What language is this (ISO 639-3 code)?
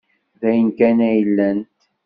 kab